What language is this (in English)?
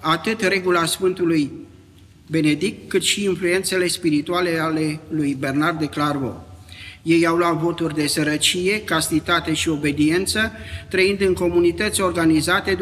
Romanian